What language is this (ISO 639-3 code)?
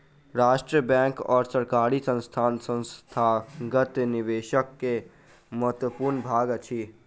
mai